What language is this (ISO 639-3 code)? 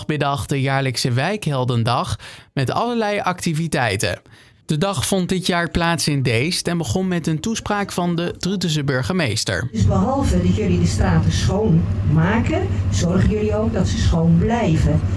nld